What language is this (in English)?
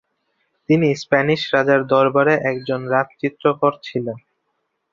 Bangla